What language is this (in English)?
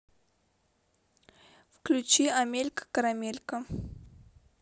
Russian